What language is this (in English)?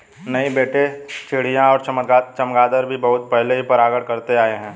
Hindi